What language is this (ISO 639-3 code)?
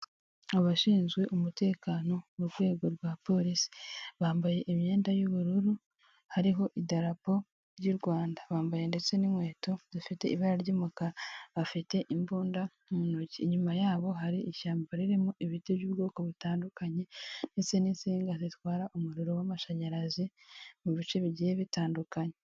kin